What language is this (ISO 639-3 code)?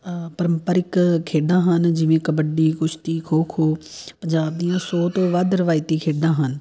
pan